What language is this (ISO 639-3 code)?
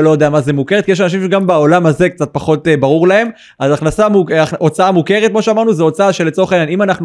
heb